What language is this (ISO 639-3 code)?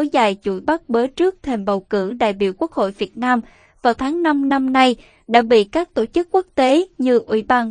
vie